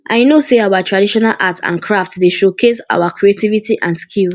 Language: Nigerian Pidgin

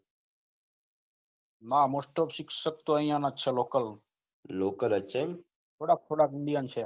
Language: Gujarati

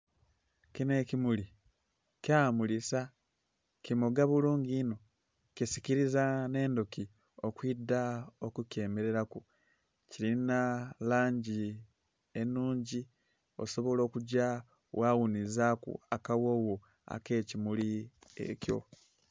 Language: Soga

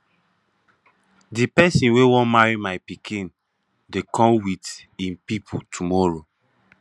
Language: Nigerian Pidgin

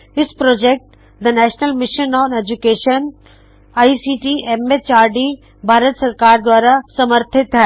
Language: Punjabi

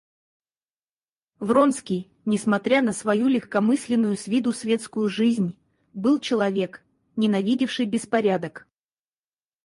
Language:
Russian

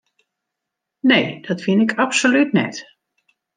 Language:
Western Frisian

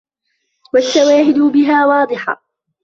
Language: Arabic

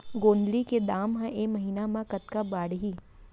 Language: Chhattisgarhi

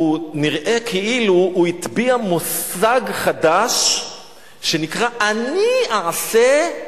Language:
Hebrew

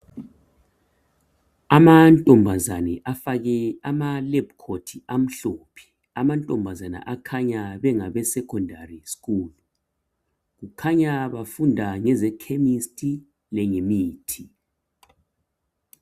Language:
North Ndebele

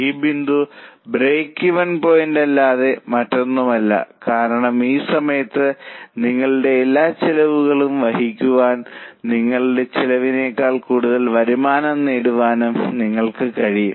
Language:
Malayalam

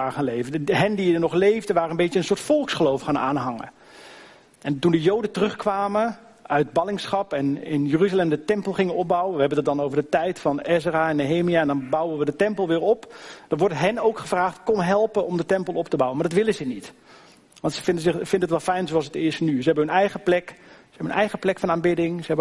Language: Dutch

